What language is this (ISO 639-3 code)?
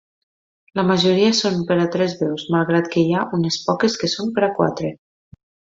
cat